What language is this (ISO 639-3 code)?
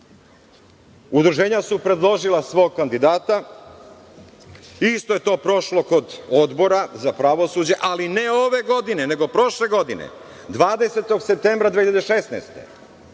srp